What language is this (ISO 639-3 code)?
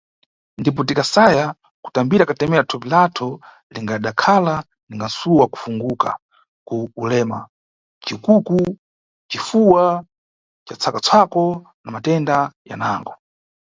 nyu